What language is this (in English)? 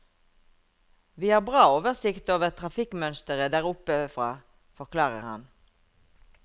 Norwegian